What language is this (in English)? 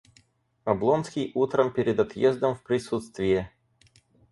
Russian